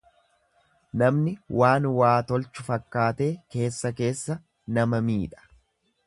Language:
Oromo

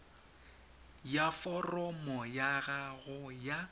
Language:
Tswana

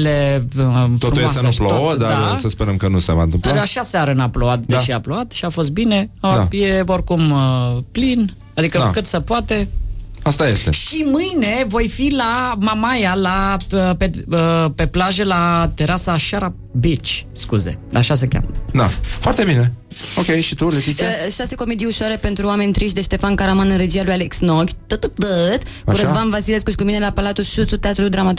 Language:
Romanian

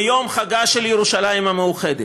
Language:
Hebrew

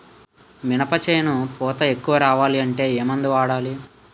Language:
Telugu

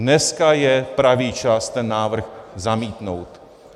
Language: Czech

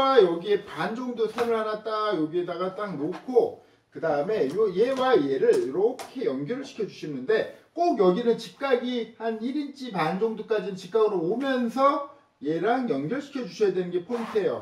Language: Korean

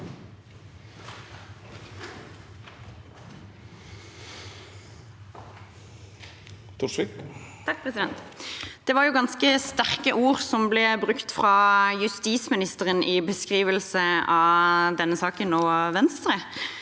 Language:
Norwegian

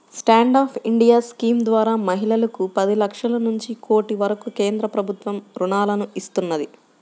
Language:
Telugu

